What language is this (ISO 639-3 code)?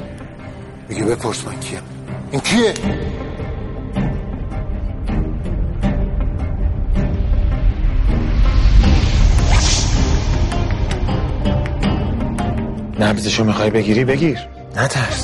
fas